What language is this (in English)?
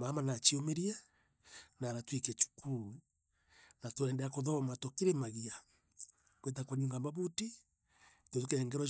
Meru